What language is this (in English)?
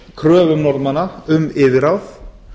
Icelandic